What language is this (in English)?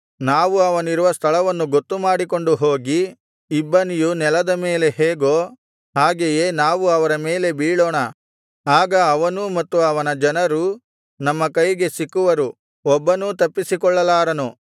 Kannada